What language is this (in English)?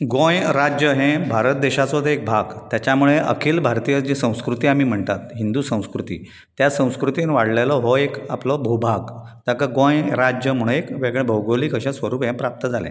Konkani